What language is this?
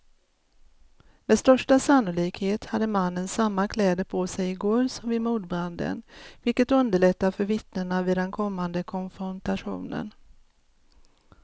Swedish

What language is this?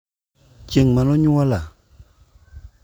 Luo (Kenya and Tanzania)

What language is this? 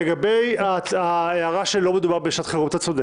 Hebrew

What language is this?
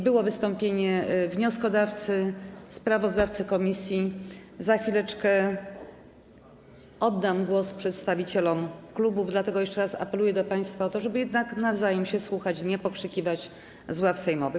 Polish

